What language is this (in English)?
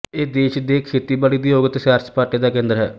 Punjabi